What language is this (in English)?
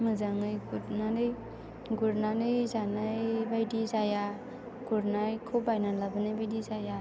Bodo